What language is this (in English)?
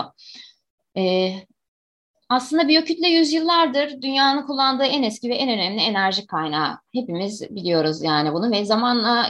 Turkish